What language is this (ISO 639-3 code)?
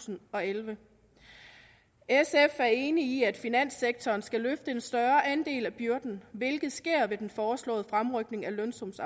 dan